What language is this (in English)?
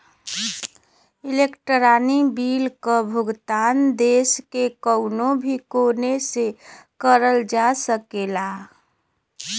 Bhojpuri